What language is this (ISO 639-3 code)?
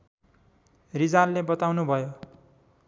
nep